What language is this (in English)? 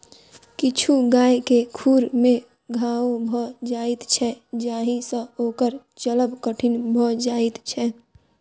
Maithili